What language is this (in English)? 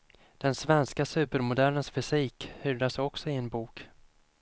Swedish